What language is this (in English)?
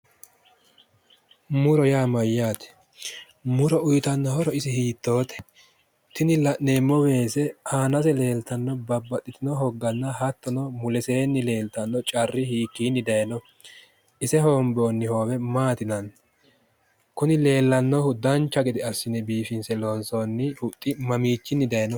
Sidamo